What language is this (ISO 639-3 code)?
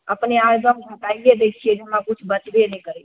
mai